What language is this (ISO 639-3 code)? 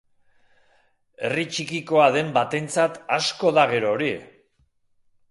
eus